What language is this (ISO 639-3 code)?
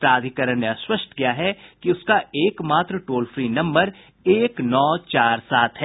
hin